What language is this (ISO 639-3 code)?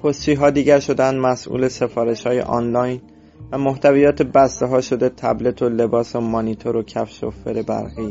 fas